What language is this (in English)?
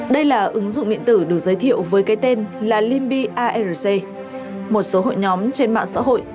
Vietnamese